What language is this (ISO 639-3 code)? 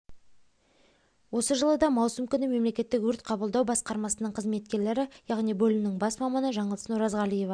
kaz